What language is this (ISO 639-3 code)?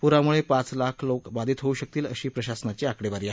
mar